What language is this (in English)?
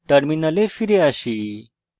Bangla